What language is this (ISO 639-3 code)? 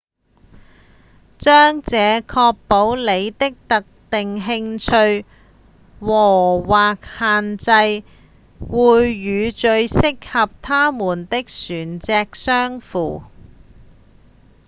yue